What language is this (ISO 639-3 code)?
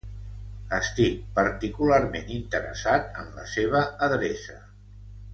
cat